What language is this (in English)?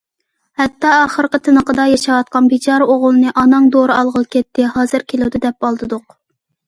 Uyghur